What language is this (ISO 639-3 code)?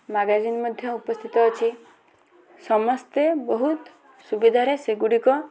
ori